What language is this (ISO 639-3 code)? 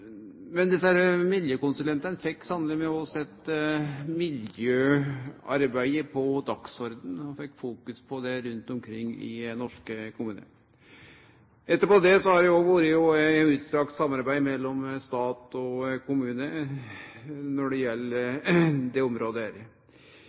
nno